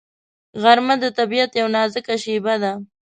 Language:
Pashto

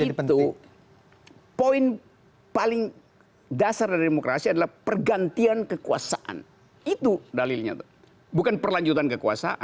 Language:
Indonesian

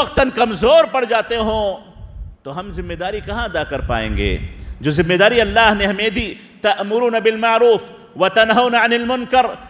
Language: Arabic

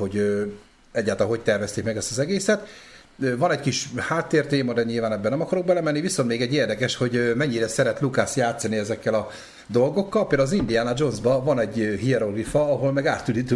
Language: Hungarian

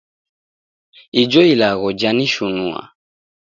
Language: Taita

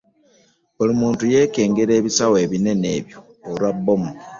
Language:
Ganda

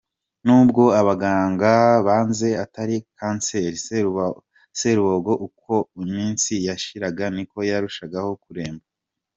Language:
Kinyarwanda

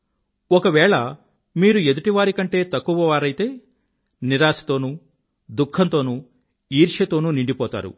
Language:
Telugu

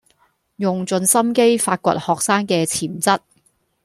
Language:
Cantonese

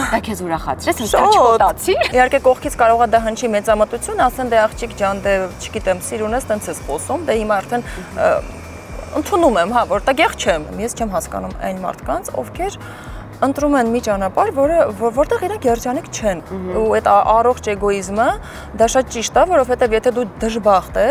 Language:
Romanian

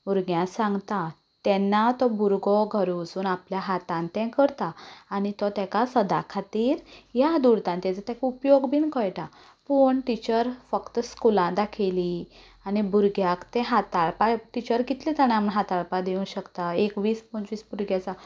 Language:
Konkani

